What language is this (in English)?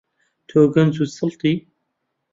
Central Kurdish